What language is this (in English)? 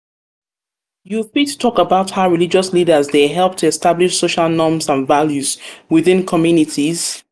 Nigerian Pidgin